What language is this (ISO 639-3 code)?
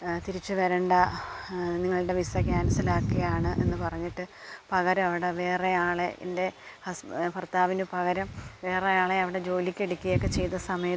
mal